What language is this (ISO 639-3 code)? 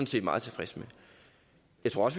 dan